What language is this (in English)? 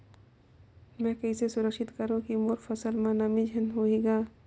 Chhattisgarhi